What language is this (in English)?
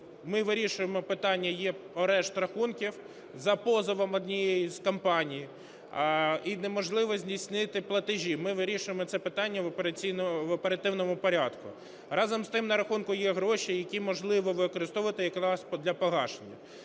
Ukrainian